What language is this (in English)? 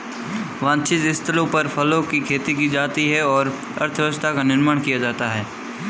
Hindi